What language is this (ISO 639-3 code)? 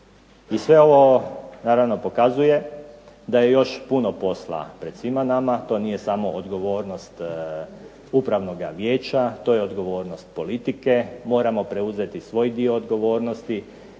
hrv